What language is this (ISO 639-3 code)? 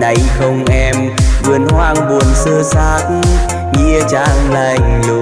vie